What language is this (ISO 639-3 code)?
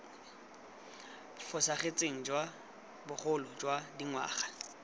tsn